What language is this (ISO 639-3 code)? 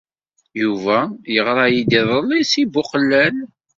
kab